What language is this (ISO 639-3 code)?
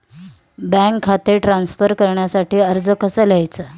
mar